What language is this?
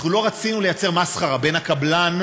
Hebrew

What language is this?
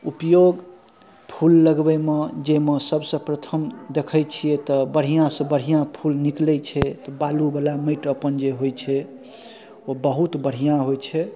Maithili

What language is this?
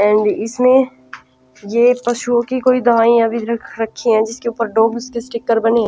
Hindi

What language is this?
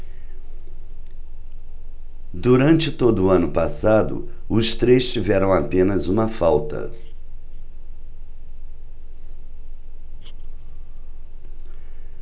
Portuguese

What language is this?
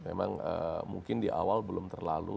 Indonesian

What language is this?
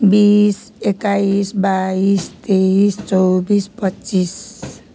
Nepali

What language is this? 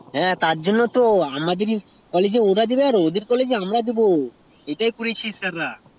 Bangla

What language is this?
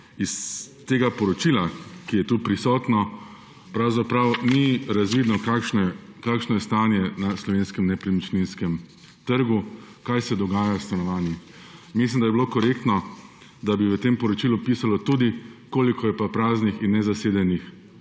Slovenian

